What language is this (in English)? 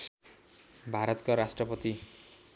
Nepali